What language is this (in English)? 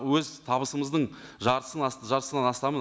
Kazakh